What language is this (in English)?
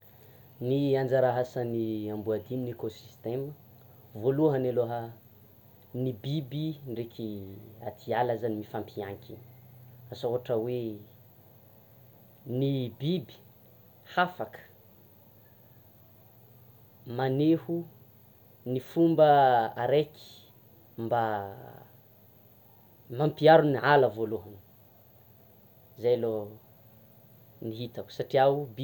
Tsimihety Malagasy